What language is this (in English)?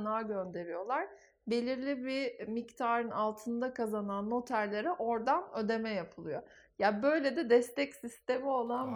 Turkish